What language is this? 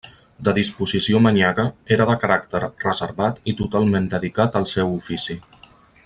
Catalan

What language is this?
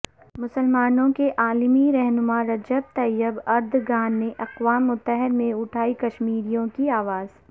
Urdu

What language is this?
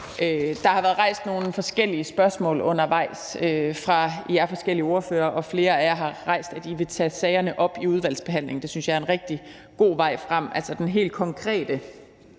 Danish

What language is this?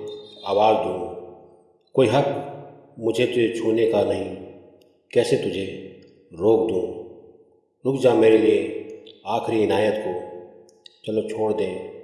Hindi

